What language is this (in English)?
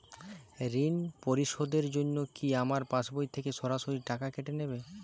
Bangla